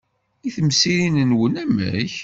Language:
Kabyle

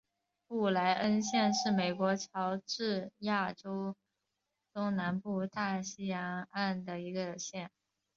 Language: Chinese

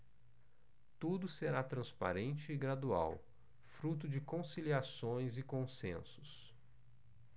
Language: Portuguese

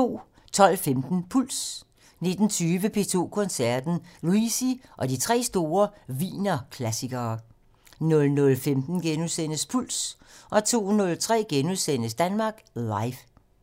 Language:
Danish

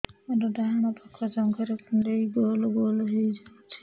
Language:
Odia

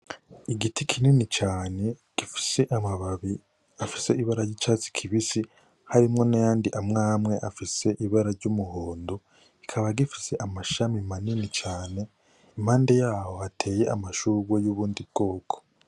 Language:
Rundi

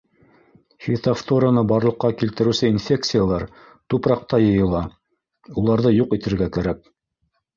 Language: Bashkir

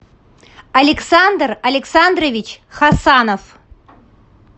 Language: Russian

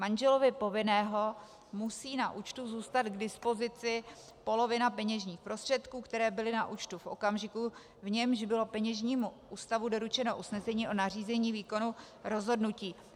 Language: Czech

